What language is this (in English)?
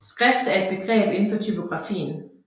Danish